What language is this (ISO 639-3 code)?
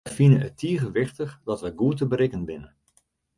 fry